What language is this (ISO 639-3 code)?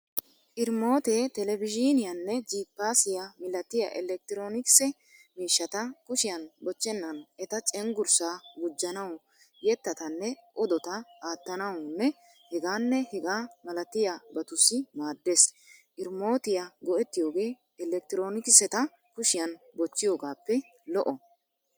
wal